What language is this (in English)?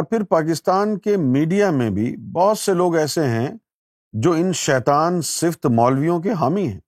Urdu